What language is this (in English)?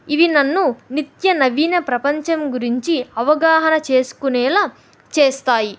Telugu